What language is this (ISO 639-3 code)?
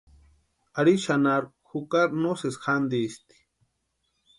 pua